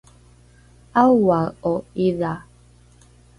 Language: Rukai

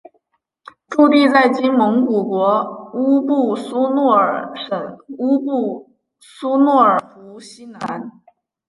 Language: Chinese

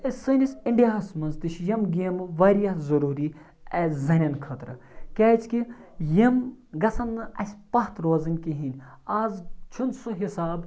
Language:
Kashmiri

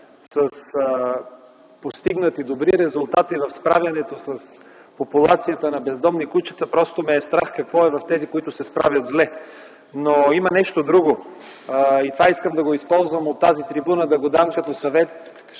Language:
Bulgarian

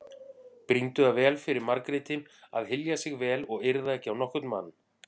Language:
Icelandic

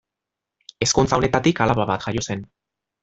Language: Basque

